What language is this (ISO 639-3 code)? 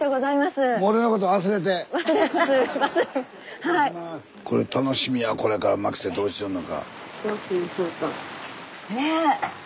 jpn